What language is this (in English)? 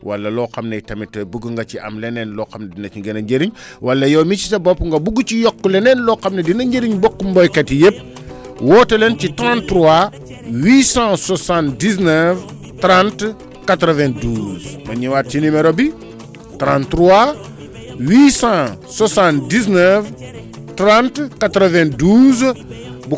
Wolof